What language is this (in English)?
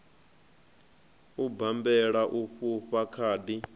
Venda